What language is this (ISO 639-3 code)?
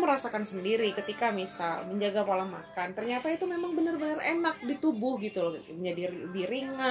ind